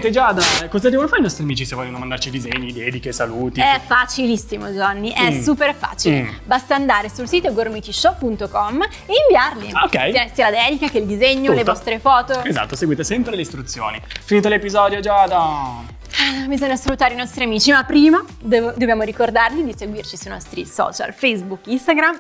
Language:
Italian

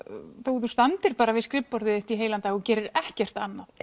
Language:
Icelandic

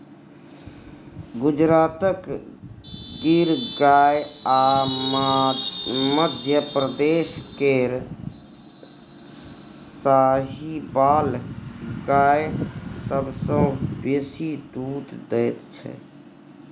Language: Maithili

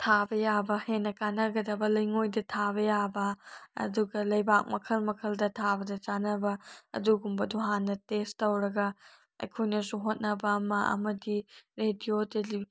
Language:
Manipuri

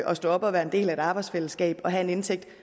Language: Danish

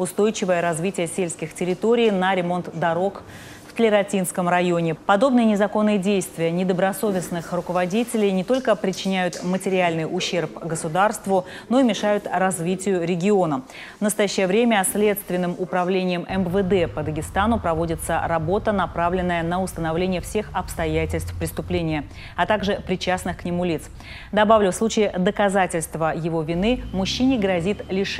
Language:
Russian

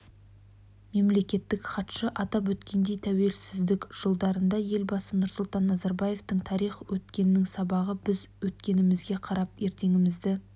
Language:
Kazakh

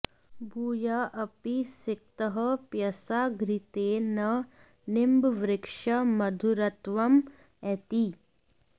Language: Sanskrit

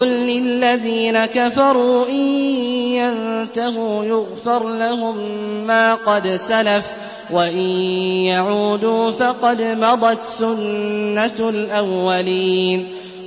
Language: Arabic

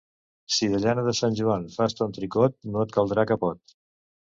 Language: Catalan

